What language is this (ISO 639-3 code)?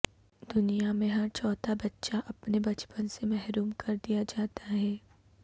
urd